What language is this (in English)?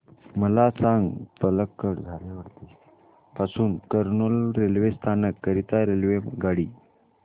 Marathi